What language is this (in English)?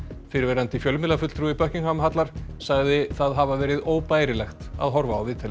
Icelandic